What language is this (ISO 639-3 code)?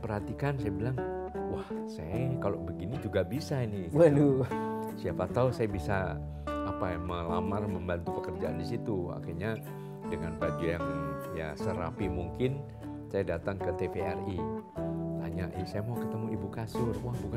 ind